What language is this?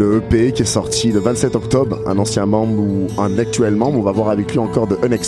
French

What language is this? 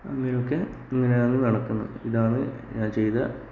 Malayalam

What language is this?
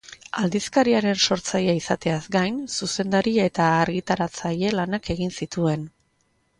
Basque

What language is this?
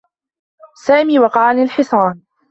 Arabic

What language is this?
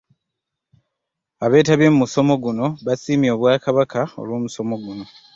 Ganda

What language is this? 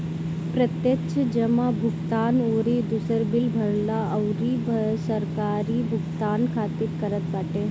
Bhojpuri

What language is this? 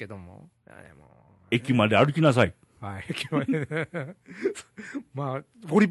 Japanese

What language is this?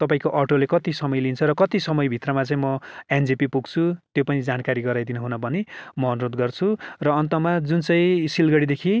Nepali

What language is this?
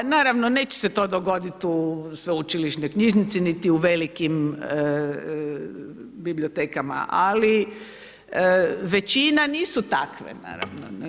Croatian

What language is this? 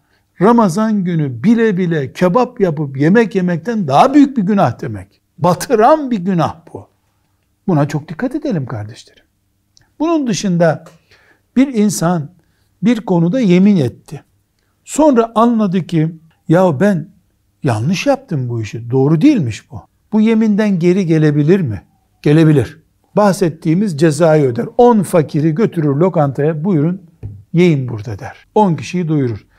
Turkish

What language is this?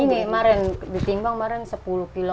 Indonesian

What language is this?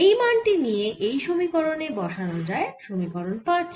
Bangla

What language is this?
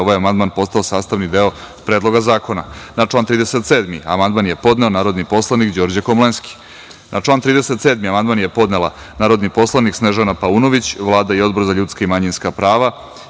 Serbian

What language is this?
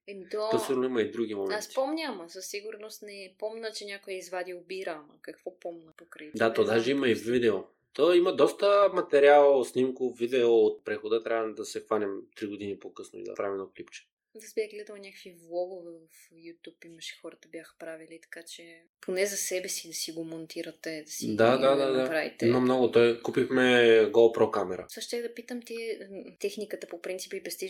Bulgarian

